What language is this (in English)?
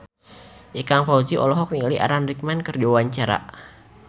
Sundanese